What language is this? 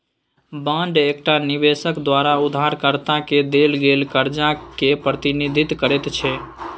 Maithili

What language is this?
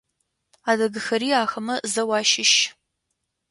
Adyghe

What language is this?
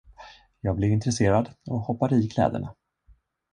Swedish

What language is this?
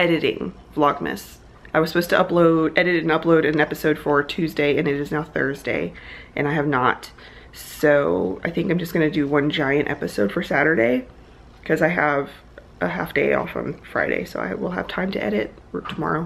English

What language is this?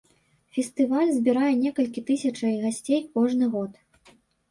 Belarusian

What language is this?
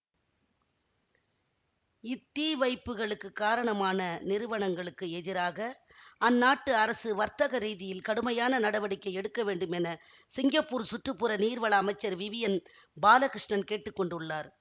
Tamil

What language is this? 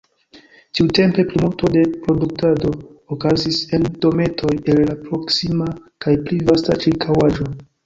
Esperanto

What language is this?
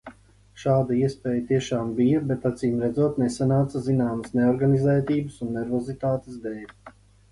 Latvian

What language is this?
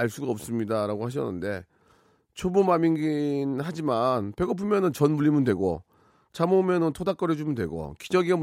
Korean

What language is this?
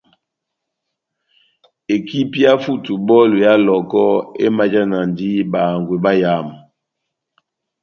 Batanga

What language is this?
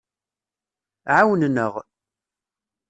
Kabyle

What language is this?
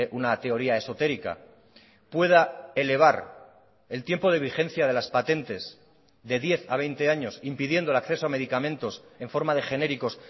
Spanish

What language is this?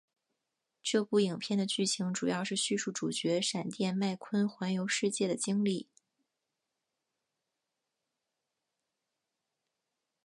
Chinese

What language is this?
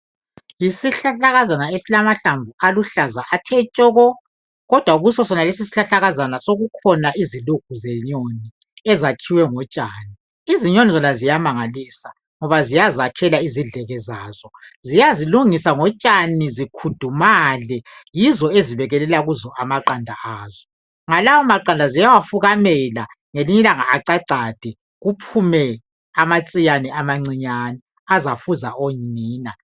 North Ndebele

